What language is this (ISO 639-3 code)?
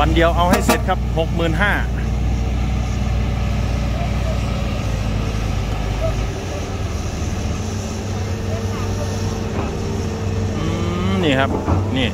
tha